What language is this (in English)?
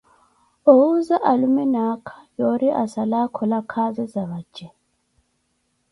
Koti